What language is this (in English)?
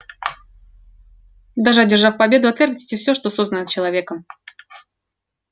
Russian